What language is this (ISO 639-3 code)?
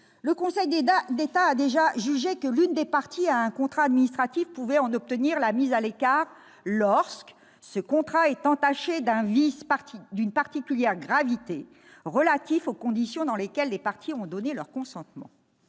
fra